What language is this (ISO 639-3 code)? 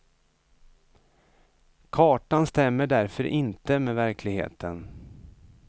swe